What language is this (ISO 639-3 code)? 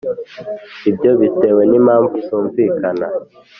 kin